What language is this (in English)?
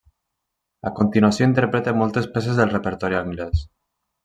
Catalan